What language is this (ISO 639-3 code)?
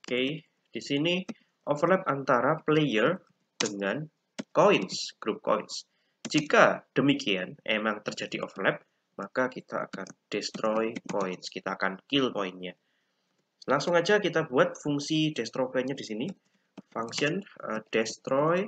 ind